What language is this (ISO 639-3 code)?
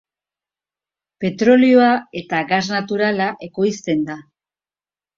eus